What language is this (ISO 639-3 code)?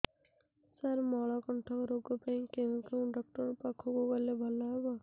ori